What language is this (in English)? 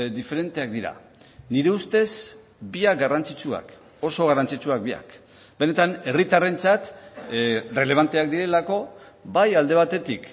Basque